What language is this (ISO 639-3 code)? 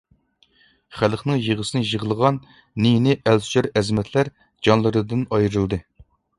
uig